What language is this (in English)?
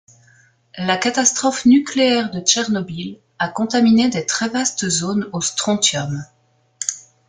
French